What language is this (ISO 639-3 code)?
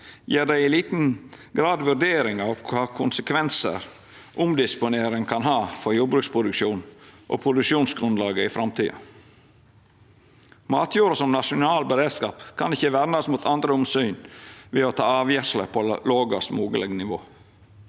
nor